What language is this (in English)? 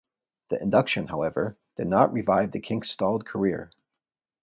English